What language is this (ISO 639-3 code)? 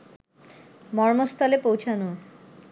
ben